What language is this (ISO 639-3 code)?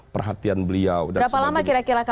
ind